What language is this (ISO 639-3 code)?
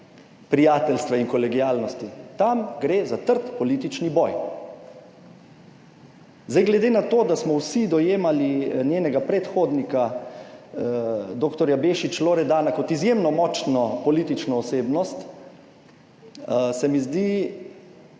slv